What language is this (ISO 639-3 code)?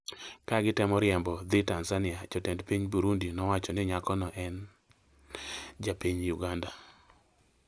luo